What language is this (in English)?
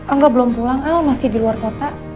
Indonesian